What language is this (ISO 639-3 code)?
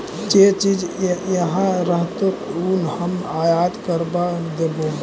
mag